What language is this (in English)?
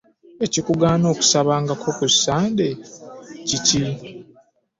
Ganda